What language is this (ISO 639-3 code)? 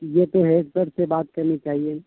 urd